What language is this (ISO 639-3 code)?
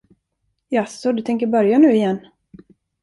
swe